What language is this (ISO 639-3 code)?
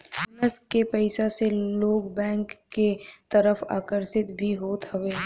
bho